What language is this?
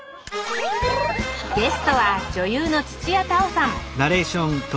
Japanese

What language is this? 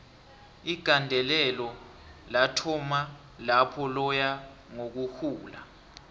South Ndebele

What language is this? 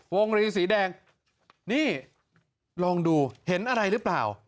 Thai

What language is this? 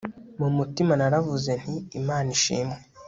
Kinyarwanda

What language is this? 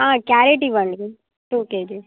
Telugu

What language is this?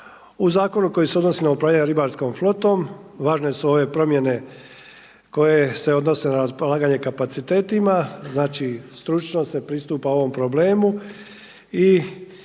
Croatian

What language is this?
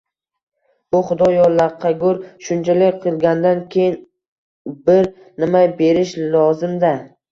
Uzbek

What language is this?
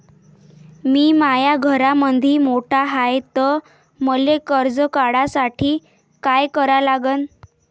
Marathi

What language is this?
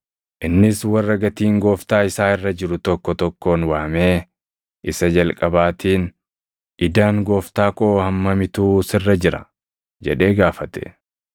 Oromo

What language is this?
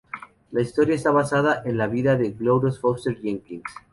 Spanish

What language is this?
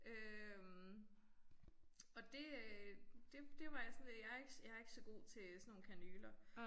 Danish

